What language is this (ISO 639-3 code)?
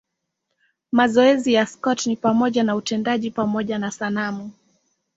swa